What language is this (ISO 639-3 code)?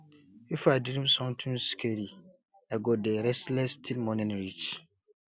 pcm